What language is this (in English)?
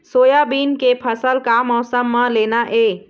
Chhattisgarhi